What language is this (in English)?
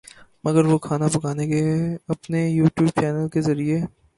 Urdu